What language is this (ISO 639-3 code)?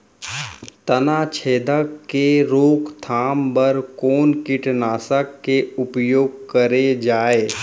hne